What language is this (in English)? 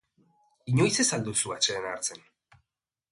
Basque